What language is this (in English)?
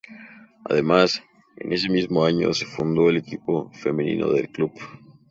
Spanish